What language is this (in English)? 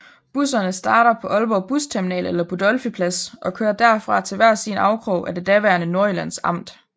Danish